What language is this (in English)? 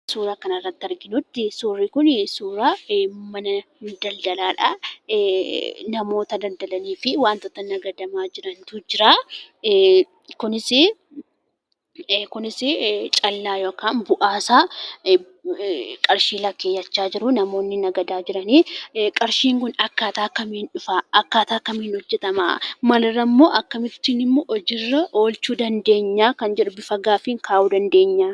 Oromo